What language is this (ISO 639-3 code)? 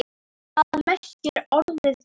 isl